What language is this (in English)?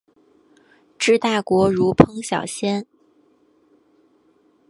Chinese